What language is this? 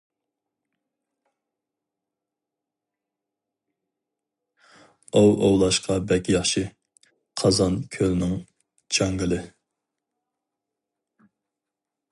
Uyghur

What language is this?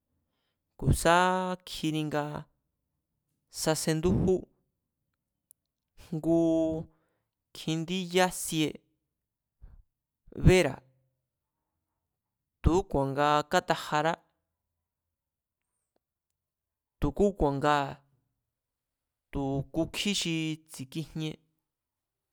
Mazatlán Mazatec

